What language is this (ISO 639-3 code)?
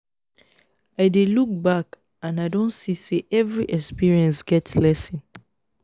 pcm